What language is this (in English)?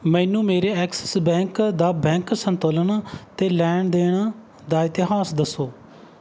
Punjabi